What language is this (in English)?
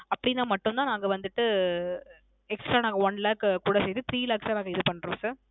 Tamil